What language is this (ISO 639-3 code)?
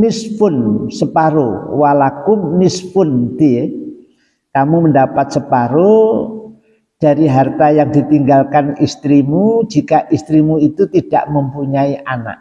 ind